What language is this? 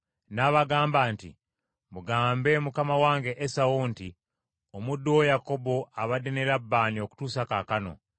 Ganda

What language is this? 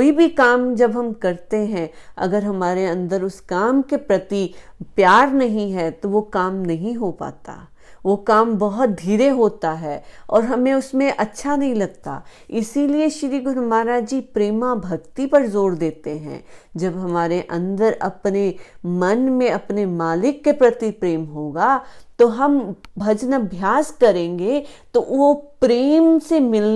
Hindi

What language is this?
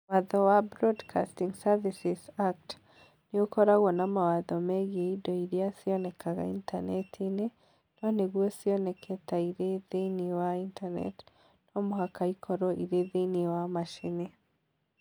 Kikuyu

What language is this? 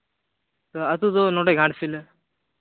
Santali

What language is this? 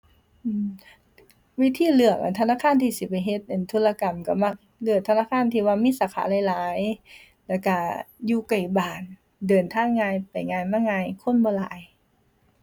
Thai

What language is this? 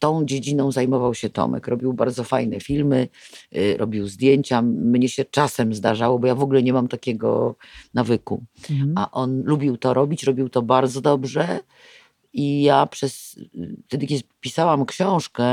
Polish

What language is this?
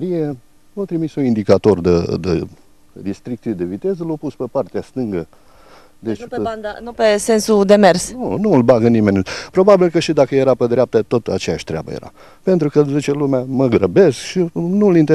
Romanian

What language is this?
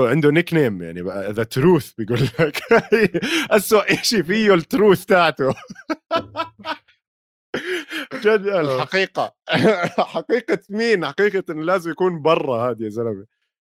Arabic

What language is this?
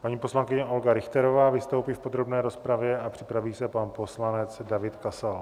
Czech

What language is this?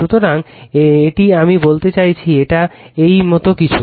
Bangla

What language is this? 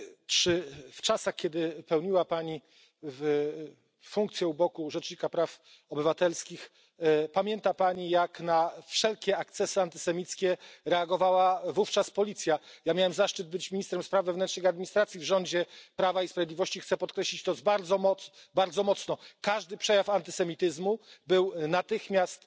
Polish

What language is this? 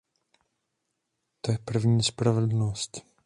Czech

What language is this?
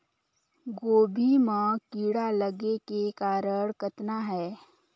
Chhattisgarhi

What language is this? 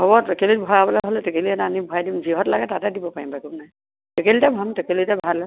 Assamese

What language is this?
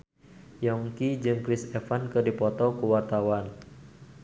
Sundanese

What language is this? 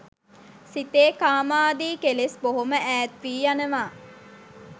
Sinhala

